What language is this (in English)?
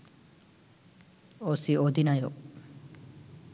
Bangla